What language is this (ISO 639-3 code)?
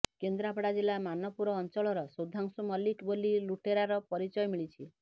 ori